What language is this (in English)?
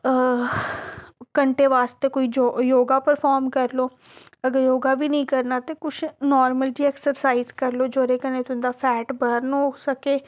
Dogri